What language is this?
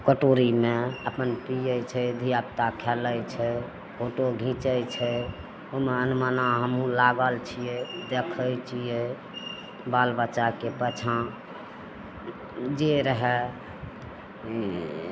Maithili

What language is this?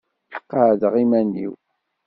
Kabyle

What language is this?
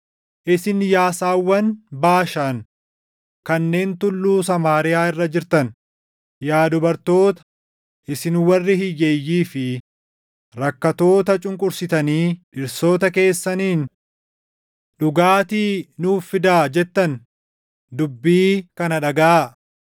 Oromo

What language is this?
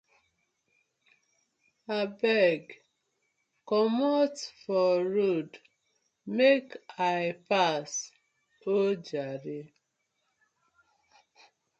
Nigerian Pidgin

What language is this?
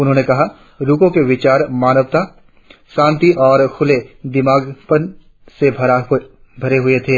Hindi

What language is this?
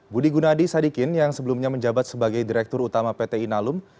Indonesian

